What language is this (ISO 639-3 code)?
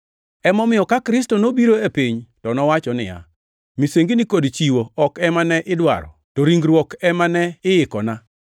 luo